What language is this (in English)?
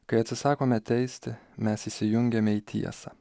Lithuanian